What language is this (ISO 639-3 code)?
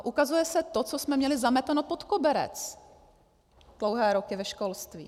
ces